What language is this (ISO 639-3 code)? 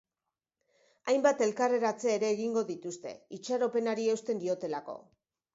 eus